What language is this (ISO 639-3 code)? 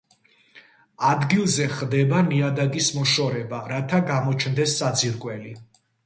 kat